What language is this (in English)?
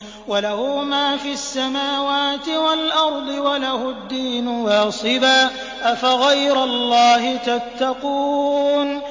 Arabic